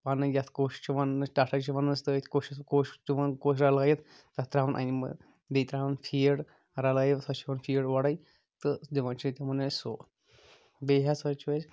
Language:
Kashmiri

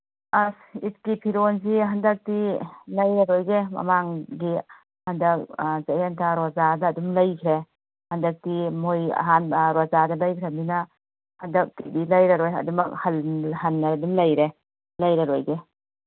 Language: Manipuri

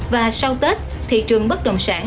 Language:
Vietnamese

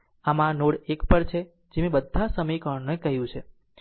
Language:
Gujarati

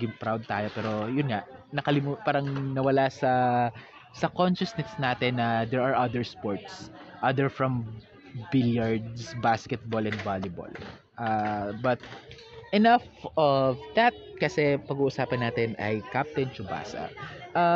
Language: Filipino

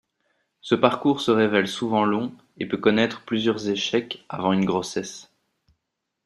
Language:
French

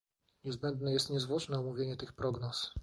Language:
Polish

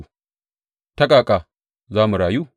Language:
Hausa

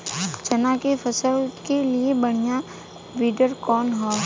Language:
Bhojpuri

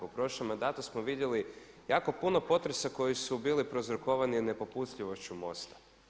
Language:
Croatian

